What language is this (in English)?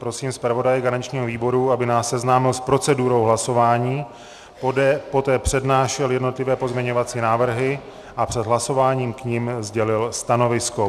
Czech